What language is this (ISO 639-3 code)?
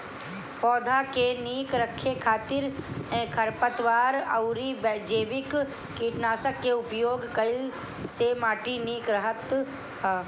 bho